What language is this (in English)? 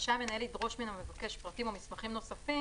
Hebrew